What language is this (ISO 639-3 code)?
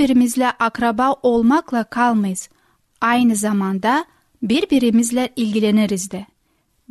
tur